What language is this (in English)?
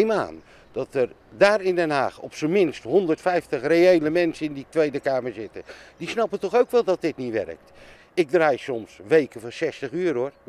Dutch